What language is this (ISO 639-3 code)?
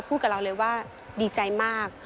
tha